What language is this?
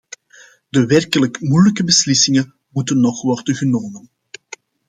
Dutch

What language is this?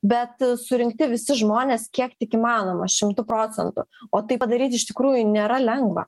Lithuanian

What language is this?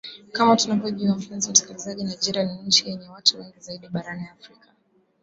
Swahili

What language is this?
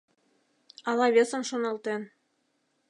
Mari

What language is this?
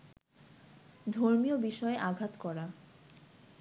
Bangla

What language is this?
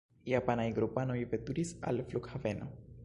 Esperanto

